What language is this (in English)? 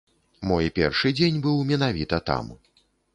Belarusian